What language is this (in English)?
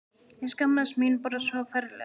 Icelandic